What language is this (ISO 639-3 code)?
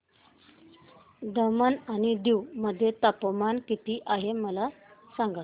mar